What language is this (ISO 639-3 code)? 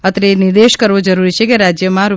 guj